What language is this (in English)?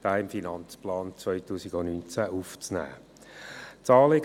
Swiss German